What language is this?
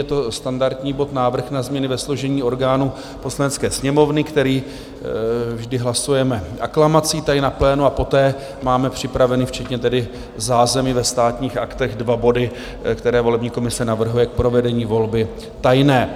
Czech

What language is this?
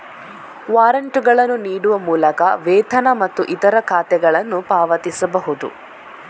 Kannada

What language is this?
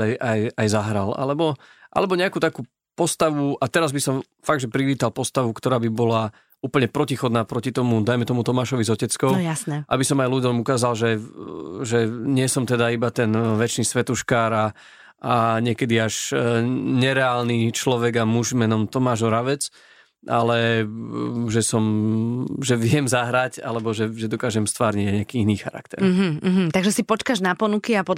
Slovak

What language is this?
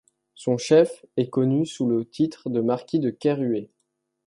French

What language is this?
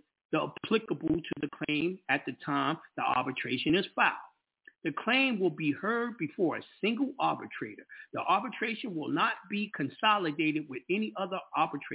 English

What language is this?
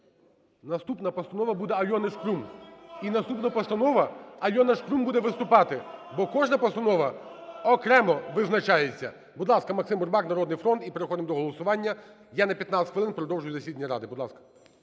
Ukrainian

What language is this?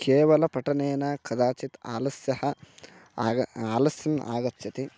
Sanskrit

